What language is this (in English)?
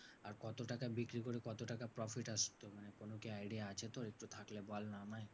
Bangla